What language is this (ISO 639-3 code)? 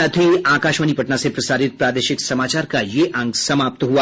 hin